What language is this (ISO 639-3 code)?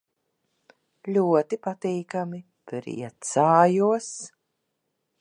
lav